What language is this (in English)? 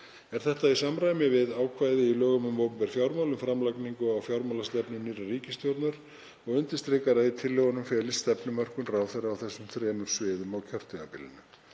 Icelandic